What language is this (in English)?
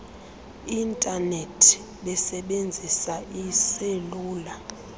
Xhosa